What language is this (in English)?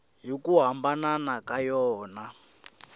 Tsonga